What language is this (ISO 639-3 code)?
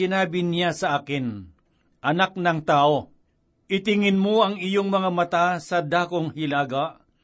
fil